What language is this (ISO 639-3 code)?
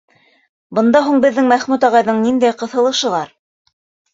bak